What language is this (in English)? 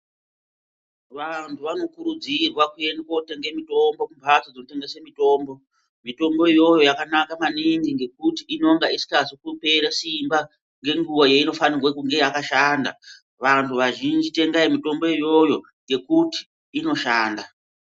Ndau